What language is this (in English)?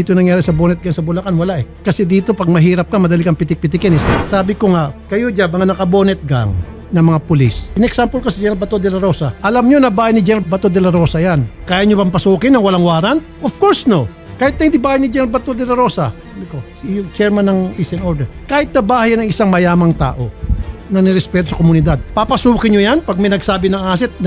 Filipino